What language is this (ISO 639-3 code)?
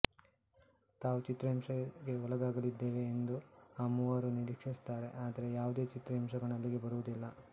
kan